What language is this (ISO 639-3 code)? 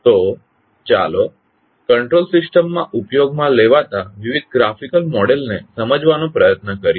guj